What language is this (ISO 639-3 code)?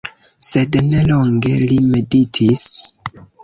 epo